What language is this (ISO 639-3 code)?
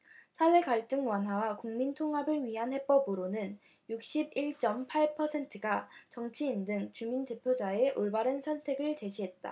kor